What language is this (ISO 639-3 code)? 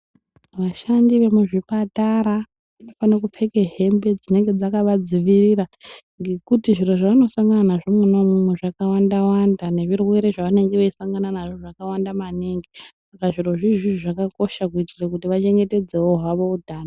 ndc